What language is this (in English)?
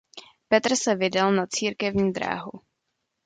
Czech